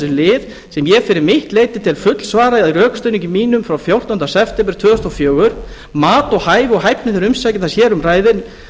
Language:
Icelandic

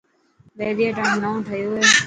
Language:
Dhatki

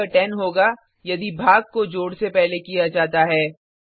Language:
Hindi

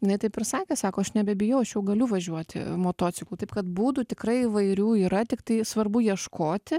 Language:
Lithuanian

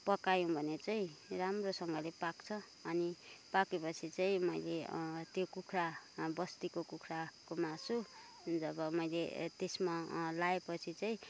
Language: Nepali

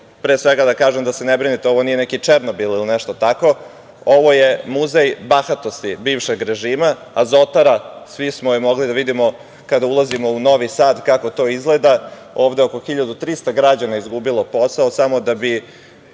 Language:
Serbian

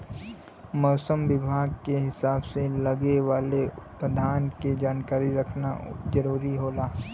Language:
Bhojpuri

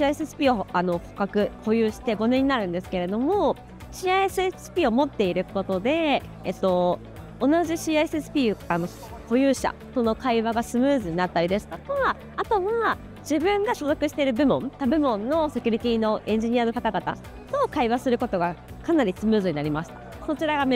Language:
Japanese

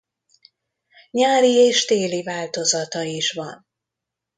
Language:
Hungarian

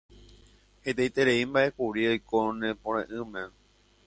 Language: Guarani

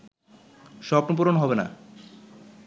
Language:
Bangla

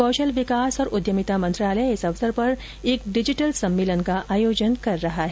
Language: Hindi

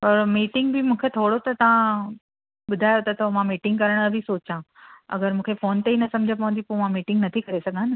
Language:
Sindhi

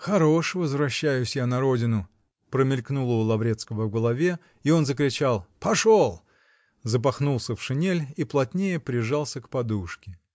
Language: Russian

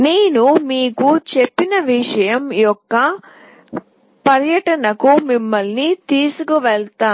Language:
Telugu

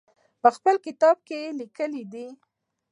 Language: Pashto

